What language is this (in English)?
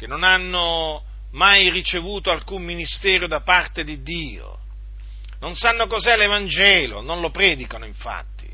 Italian